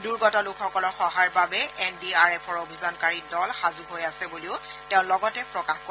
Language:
Assamese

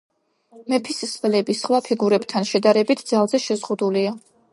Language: Georgian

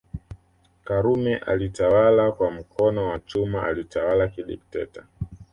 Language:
Swahili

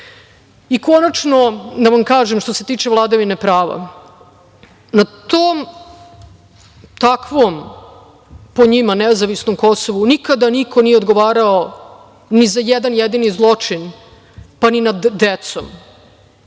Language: Serbian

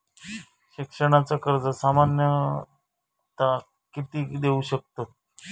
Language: Marathi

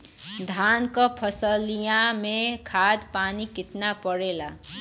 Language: Bhojpuri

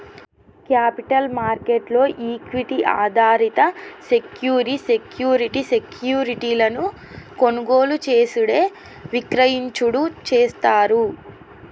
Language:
Telugu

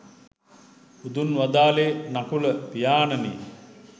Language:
Sinhala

